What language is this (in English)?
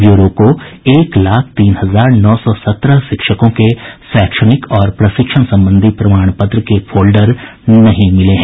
Hindi